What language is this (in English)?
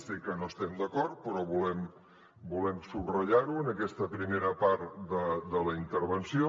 Catalan